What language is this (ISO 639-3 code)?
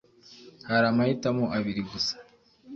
kin